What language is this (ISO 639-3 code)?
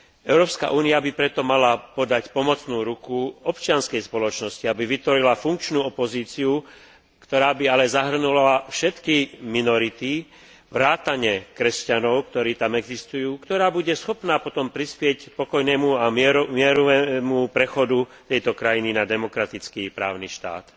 slk